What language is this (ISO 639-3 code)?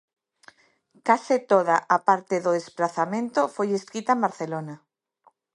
glg